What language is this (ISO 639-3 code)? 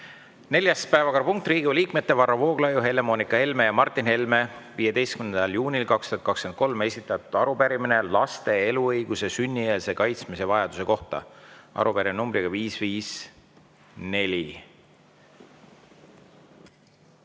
est